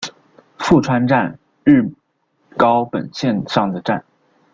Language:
Chinese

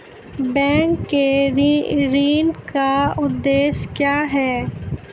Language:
Maithili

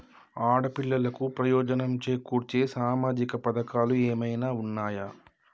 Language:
Telugu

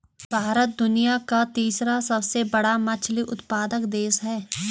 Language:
Hindi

